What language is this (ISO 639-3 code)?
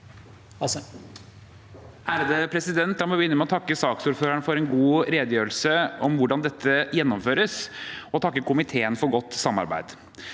nor